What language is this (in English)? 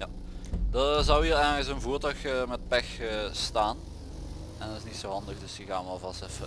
Dutch